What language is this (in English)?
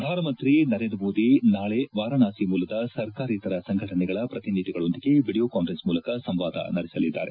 Kannada